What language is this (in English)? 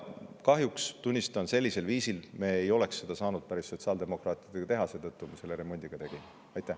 Estonian